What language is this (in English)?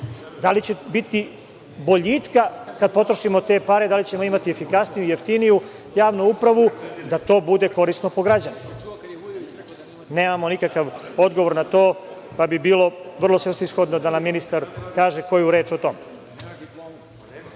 Serbian